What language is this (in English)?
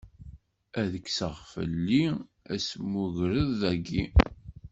Kabyle